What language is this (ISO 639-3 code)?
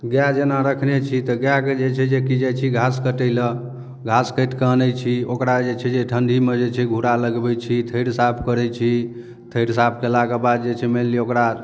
mai